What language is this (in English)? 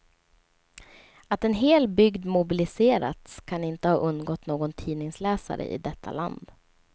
Swedish